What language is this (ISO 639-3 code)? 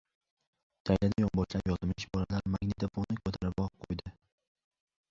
uzb